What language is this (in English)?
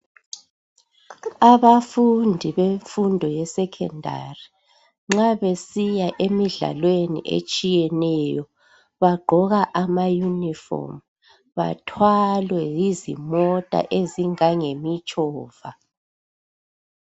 North Ndebele